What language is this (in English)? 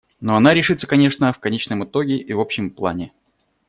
Russian